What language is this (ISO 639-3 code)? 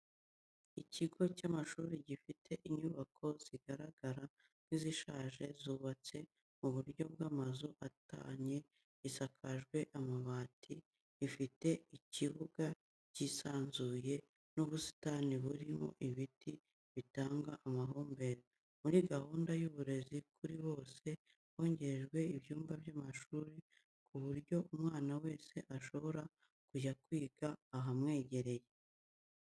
kin